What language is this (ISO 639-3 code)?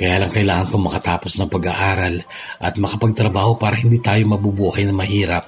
fil